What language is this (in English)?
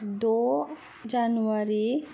Bodo